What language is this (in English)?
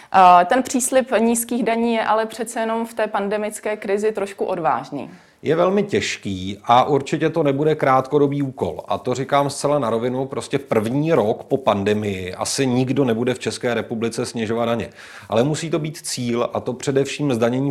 Czech